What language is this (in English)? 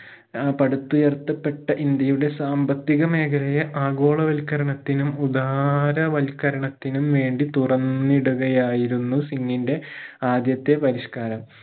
Malayalam